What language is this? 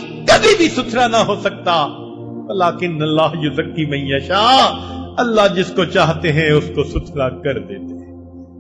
Urdu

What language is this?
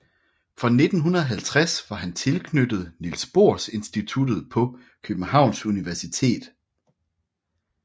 Danish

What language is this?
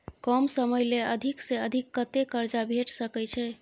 Maithili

